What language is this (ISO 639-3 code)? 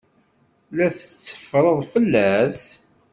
kab